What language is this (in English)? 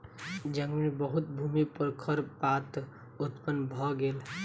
Maithili